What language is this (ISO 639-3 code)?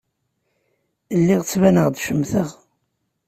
kab